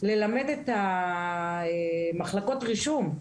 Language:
Hebrew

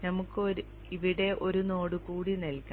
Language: Malayalam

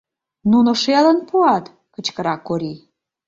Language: Mari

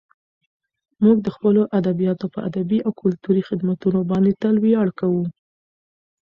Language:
Pashto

